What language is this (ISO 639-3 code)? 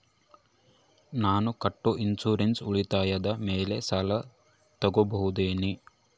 kan